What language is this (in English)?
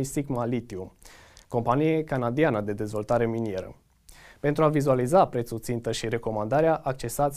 Romanian